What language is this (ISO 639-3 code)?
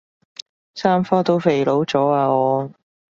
yue